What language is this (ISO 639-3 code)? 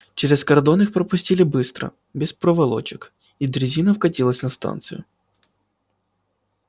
rus